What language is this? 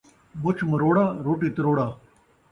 Saraiki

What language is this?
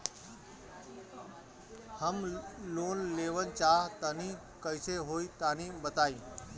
Bhojpuri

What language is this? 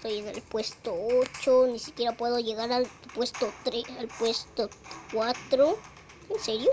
Spanish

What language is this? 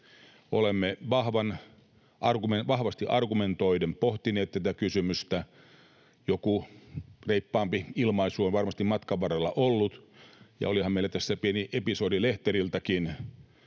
Finnish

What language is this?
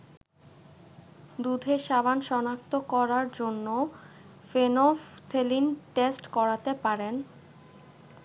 Bangla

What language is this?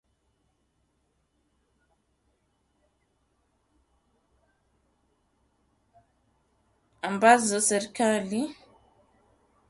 Swahili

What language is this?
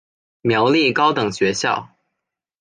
Chinese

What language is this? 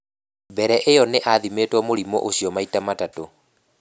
Kikuyu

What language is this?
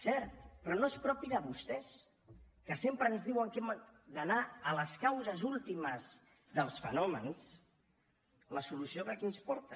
Catalan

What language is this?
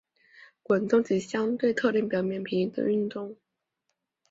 Chinese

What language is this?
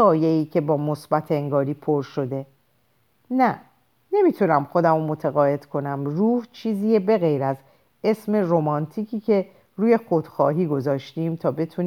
Persian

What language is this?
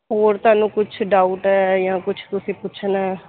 Punjabi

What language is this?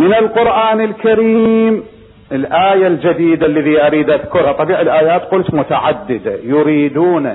Arabic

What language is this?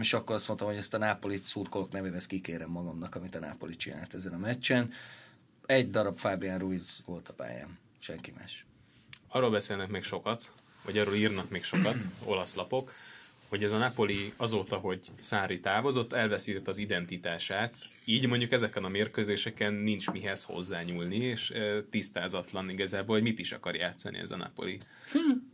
Hungarian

